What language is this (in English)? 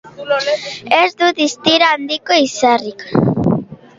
Basque